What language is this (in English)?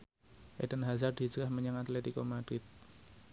Javanese